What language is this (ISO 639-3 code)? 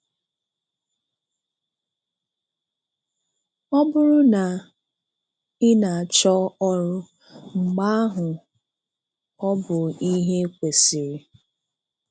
ibo